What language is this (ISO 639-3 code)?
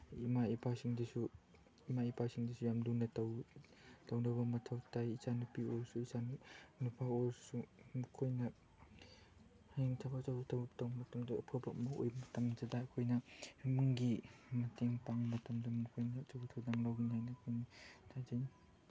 mni